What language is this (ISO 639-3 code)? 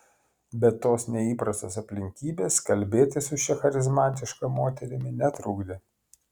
lit